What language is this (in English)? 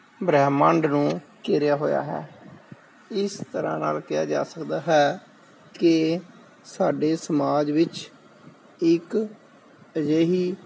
Punjabi